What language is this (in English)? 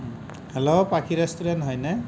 Assamese